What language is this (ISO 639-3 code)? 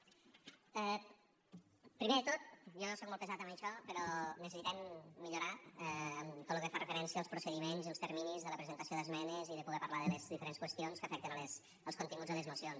cat